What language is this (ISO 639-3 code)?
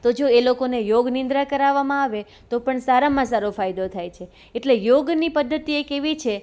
guj